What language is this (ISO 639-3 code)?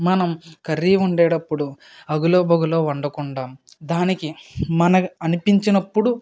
tel